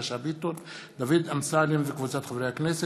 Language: Hebrew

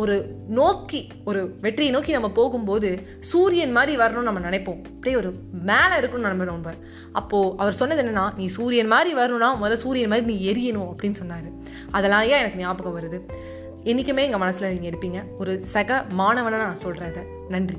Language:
Tamil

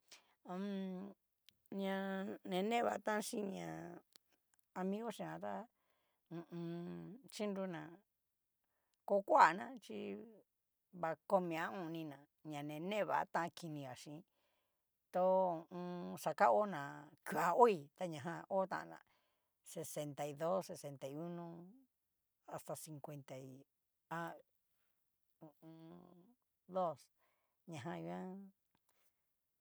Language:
Cacaloxtepec Mixtec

